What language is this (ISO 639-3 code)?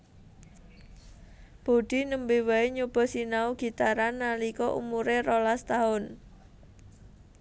jav